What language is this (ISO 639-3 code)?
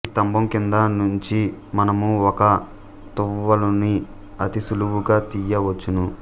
tel